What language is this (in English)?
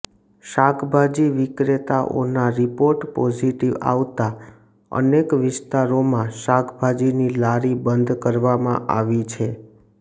Gujarati